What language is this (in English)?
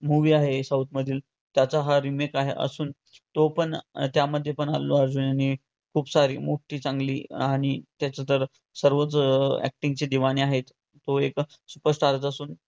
Marathi